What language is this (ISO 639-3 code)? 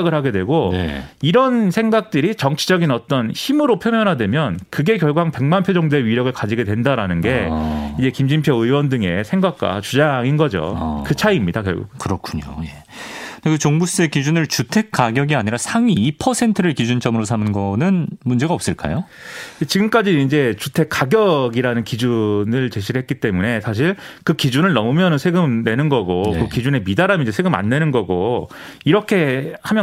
kor